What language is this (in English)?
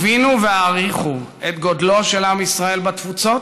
Hebrew